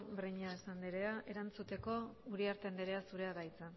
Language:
Basque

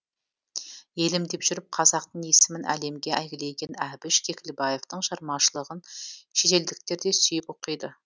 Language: Kazakh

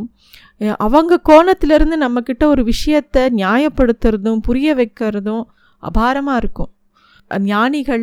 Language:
Tamil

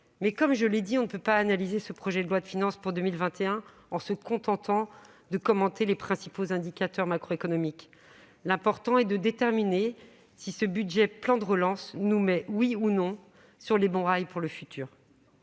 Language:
French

